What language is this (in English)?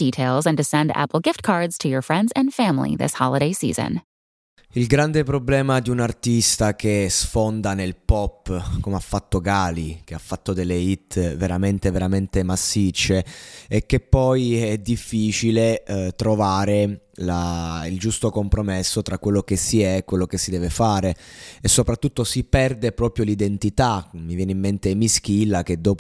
Italian